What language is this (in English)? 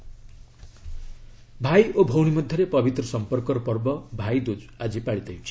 Odia